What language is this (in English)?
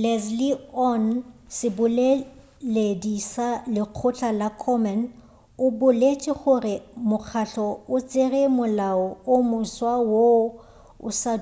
Northern Sotho